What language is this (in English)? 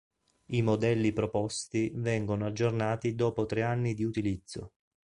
Italian